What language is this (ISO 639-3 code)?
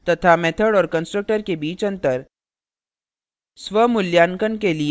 hin